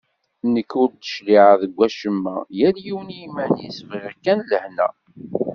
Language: Kabyle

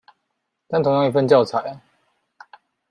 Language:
Chinese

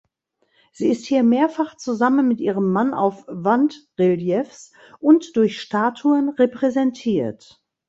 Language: German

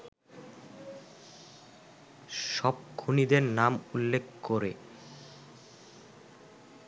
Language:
Bangla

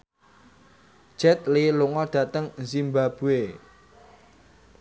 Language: Javanese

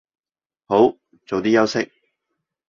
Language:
Cantonese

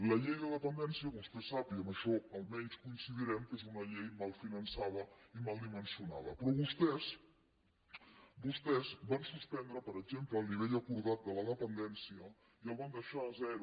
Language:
Catalan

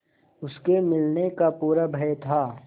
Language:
Hindi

